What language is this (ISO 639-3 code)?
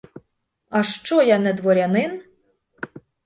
ukr